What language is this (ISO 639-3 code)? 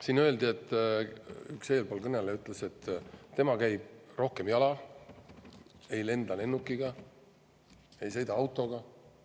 est